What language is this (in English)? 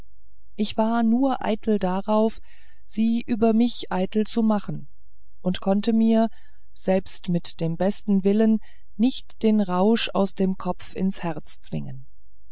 German